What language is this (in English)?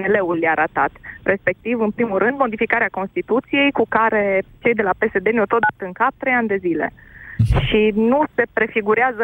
Romanian